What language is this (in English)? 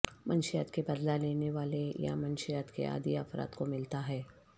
Urdu